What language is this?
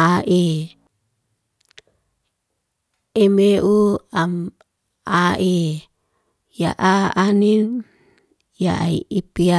Liana-Seti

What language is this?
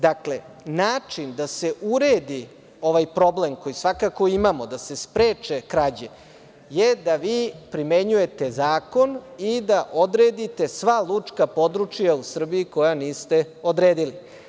Serbian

